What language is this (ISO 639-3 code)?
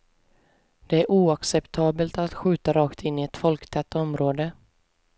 swe